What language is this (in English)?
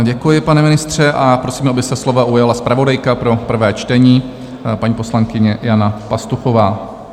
Czech